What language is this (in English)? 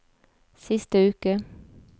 Norwegian